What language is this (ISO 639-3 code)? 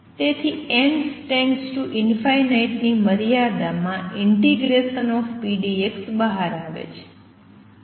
guj